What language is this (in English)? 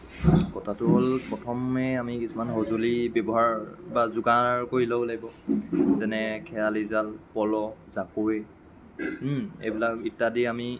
Assamese